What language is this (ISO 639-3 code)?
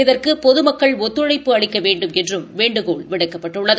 tam